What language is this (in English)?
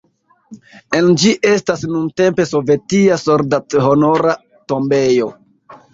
Esperanto